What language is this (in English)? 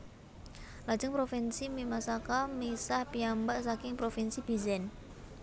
Javanese